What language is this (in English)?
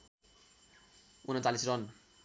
Nepali